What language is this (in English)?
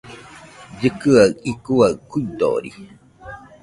Nüpode Huitoto